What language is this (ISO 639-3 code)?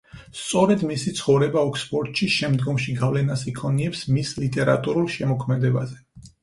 kat